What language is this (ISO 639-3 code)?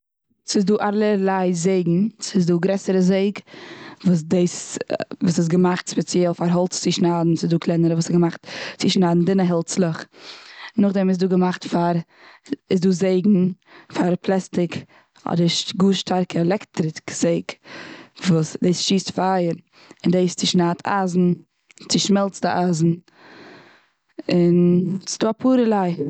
yid